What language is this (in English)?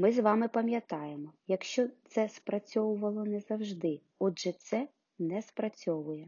Ukrainian